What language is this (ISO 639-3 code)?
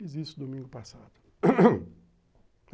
por